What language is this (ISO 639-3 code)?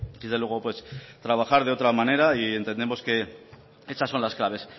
spa